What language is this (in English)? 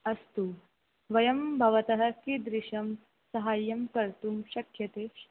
Sanskrit